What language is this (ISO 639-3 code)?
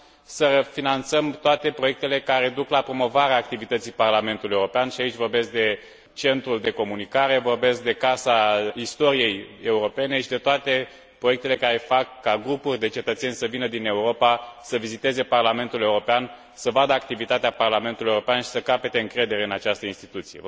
ron